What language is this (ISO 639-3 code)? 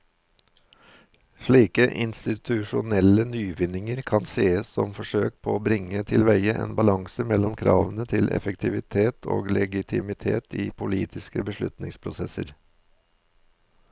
nor